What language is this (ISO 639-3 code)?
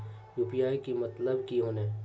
mag